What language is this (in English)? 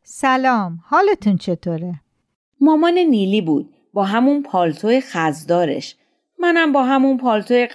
Persian